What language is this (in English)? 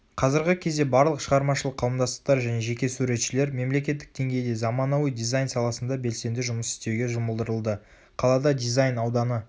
Kazakh